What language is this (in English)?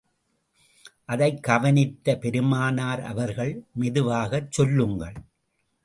Tamil